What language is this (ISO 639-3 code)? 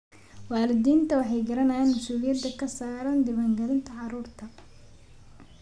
som